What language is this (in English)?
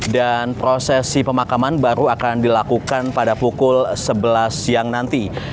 Indonesian